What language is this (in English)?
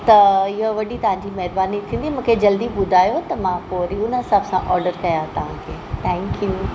Sindhi